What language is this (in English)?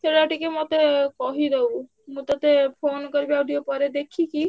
Odia